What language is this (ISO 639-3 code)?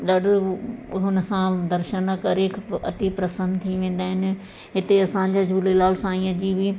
snd